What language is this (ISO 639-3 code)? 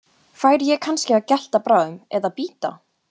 isl